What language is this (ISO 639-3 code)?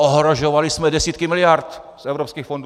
ces